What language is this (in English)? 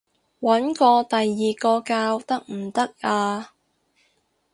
Cantonese